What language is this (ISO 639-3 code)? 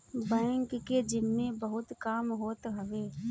bho